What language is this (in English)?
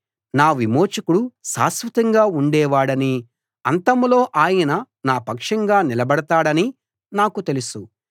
Telugu